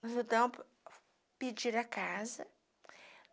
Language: Portuguese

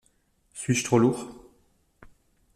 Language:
French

